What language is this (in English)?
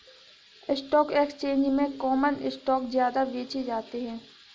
Hindi